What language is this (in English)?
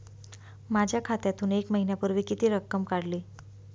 Marathi